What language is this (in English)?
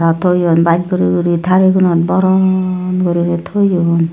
Chakma